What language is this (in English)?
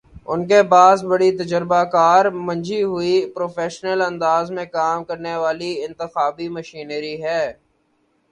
Urdu